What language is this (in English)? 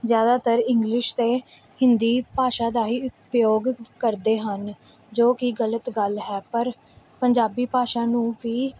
Punjabi